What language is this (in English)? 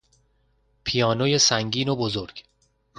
Persian